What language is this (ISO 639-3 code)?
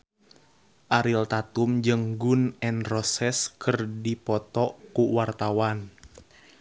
sun